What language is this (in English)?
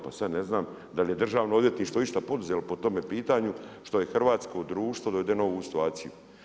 Croatian